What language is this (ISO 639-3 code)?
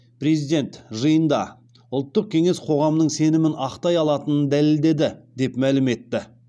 kaz